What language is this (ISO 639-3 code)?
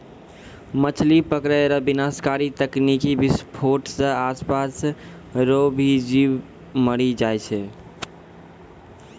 mai